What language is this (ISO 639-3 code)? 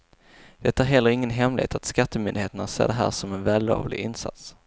swe